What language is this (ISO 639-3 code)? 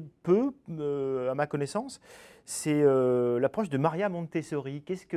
fra